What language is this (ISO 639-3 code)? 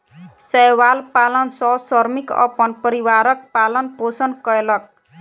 mai